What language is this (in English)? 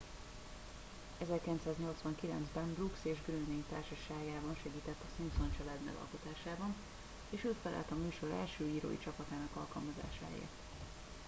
Hungarian